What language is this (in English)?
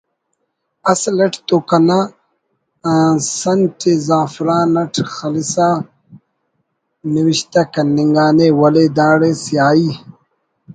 Brahui